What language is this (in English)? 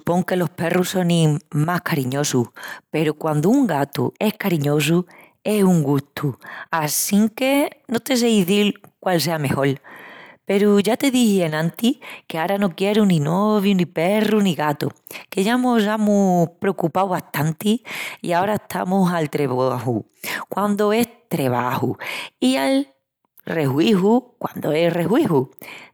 Extremaduran